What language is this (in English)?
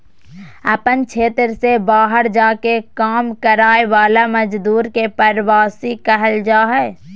Magahi